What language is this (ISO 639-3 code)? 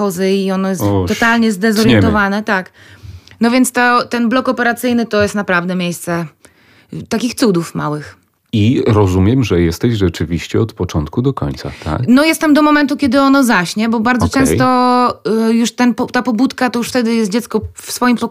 pol